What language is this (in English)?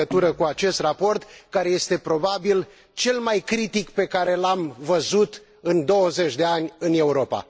Romanian